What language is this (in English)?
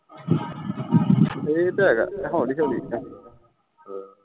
Punjabi